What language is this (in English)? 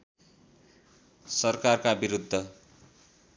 Nepali